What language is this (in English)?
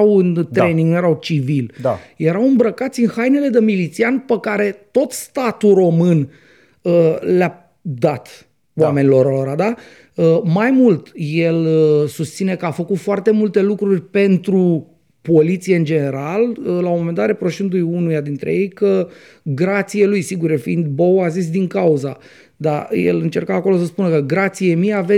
Romanian